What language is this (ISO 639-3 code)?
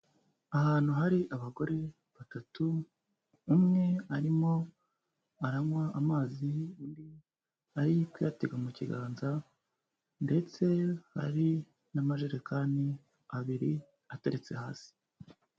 kin